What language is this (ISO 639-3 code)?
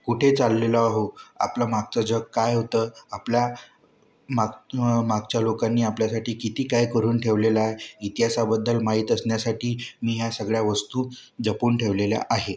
mar